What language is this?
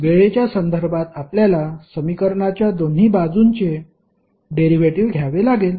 Marathi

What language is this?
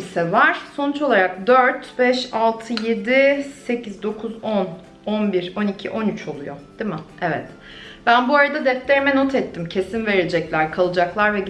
Turkish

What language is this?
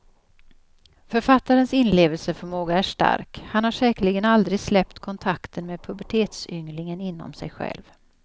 Swedish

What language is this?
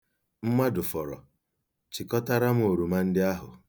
Igbo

